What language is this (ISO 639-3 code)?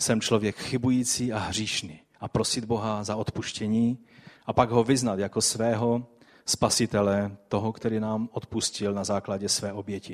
ces